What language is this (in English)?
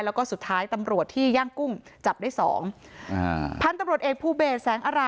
Thai